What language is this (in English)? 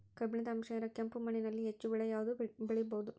Kannada